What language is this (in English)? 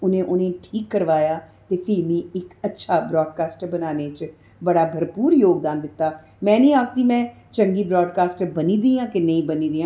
Dogri